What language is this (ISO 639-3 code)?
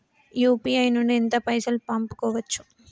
tel